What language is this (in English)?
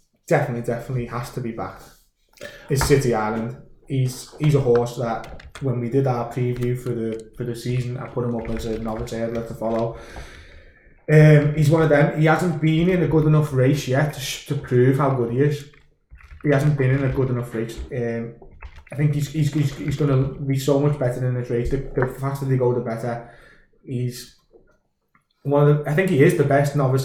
English